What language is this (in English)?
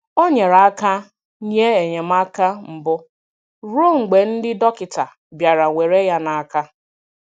Igbo